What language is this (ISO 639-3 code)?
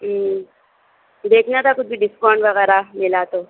urd